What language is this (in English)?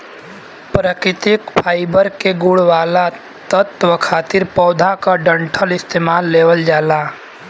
Bhojpuri